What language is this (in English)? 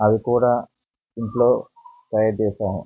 Telugu